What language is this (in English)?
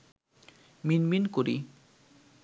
Bangla